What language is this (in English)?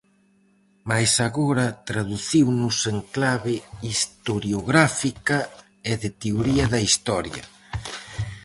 Galician